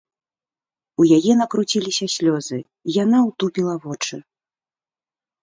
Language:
Belarusian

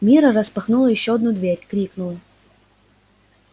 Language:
Russian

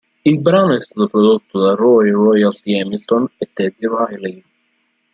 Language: Italian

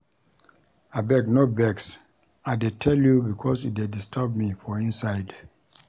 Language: Nigerian Pidgin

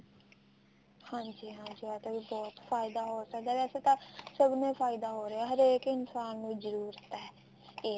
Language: Punjabi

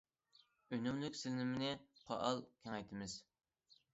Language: Uyghur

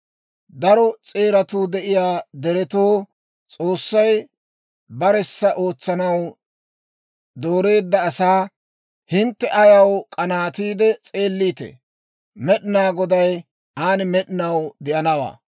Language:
Dawro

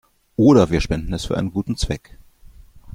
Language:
German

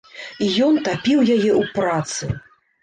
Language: Belarusian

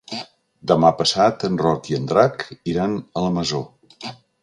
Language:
Catalan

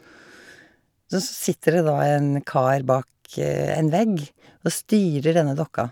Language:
Norwegian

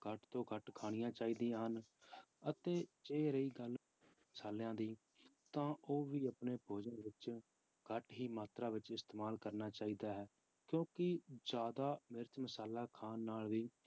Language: Punjabi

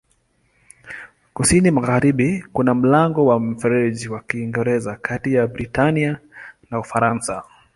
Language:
Swahili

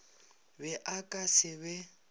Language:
Northern Sotho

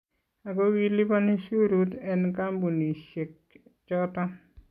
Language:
Kalenjin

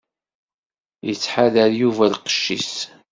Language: Kabyle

